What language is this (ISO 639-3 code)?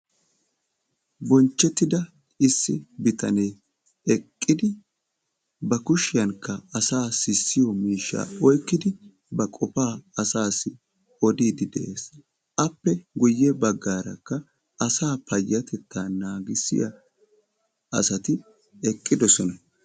wal